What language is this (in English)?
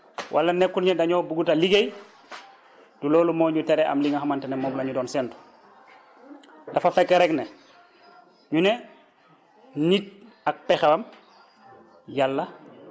Wolof